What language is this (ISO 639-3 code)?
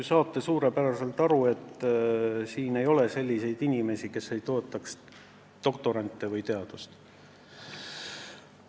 est